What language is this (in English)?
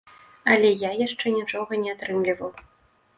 Belarusian